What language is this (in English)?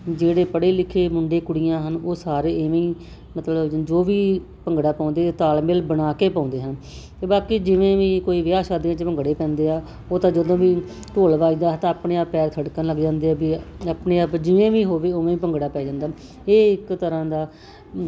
Punjabi